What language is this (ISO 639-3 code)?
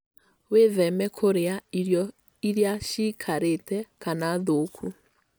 kik